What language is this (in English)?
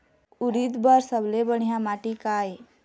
Chhattisgarhi